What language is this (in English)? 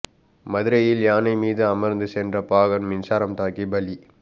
Tamil